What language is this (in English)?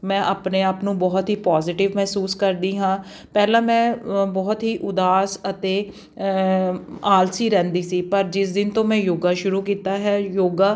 Punjabi